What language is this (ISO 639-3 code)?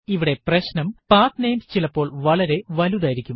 mal